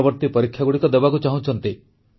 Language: Odia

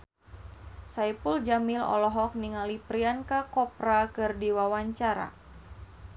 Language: Sundanese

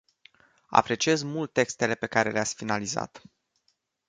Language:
Romanian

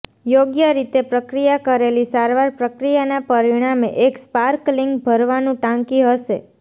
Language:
Gujarati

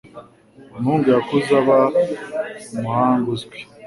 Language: Kinyarwanda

